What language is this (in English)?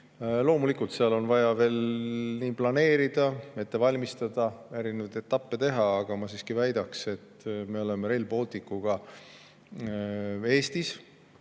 Estonian